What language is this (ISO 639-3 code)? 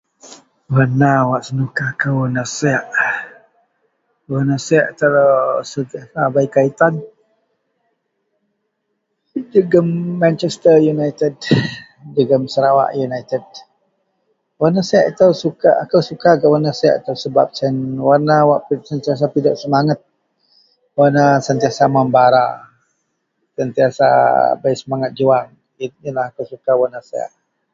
mel